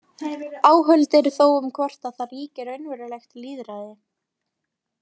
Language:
Icelandic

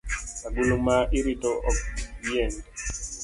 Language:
Luo (Kenya and Tanzania)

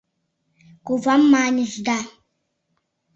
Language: Mari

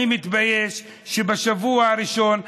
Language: Hebrew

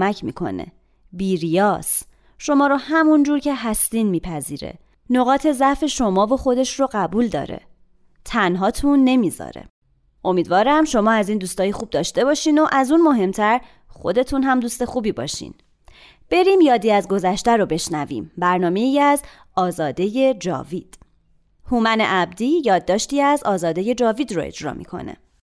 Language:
Persian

